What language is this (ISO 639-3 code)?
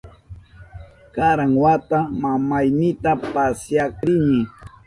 qup